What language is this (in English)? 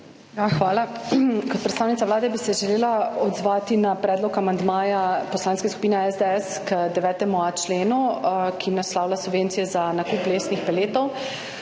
Slovenian